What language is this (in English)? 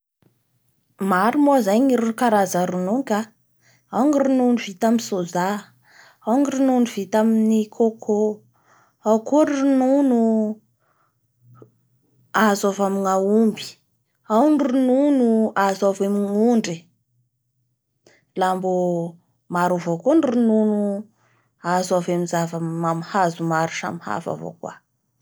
Bara Malagasy